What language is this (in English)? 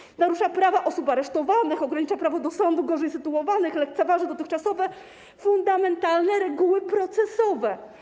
Polish